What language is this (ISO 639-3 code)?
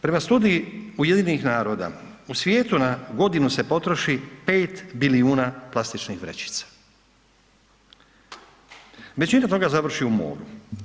hrv